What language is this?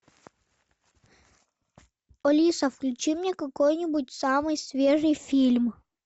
Russian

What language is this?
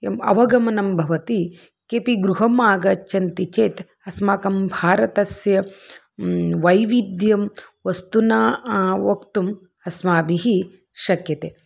Sanskrit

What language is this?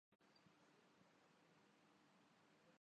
Urdu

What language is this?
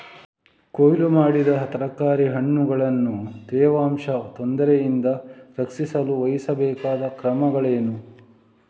Kannada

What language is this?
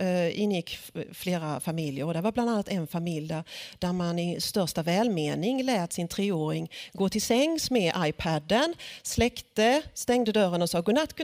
Swedish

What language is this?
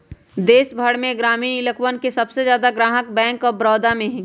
Magahi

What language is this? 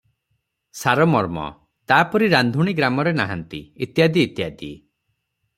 Odia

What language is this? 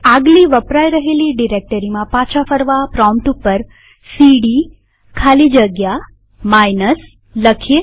Gujarati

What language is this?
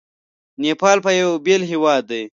Pashto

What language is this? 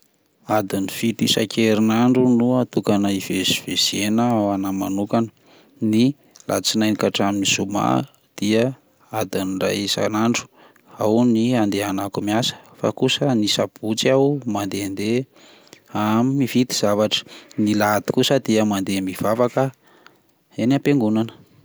Malagasy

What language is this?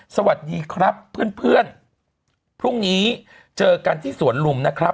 Thai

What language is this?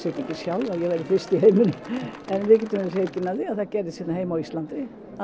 Icelandic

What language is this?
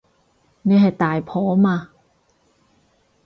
Cantonese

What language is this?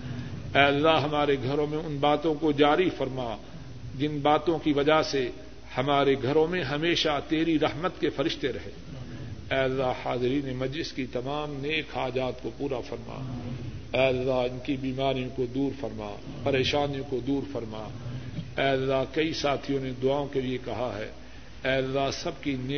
Urdu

